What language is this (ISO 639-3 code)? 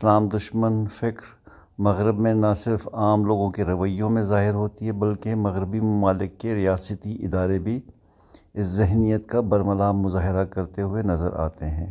urd